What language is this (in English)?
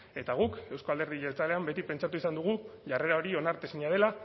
Basque